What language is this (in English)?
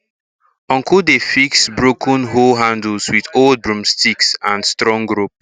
Nigerian Pidgin